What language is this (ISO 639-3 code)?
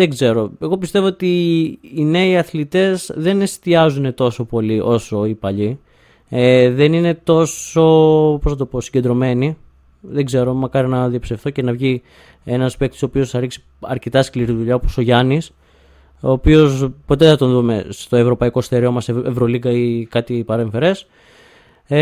ell